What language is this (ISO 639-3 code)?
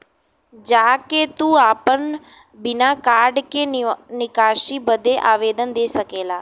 bho